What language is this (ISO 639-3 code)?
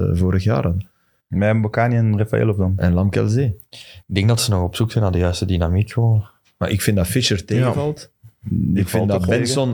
nld